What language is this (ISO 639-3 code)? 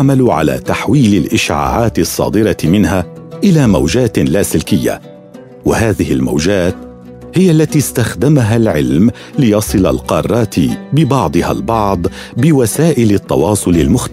ara